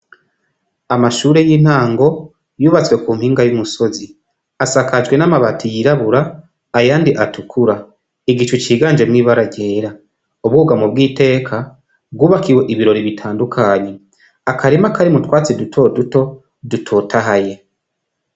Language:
Rundi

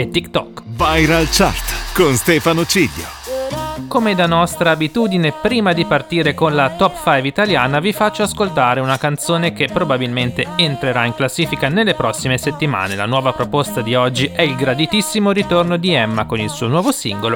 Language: Italian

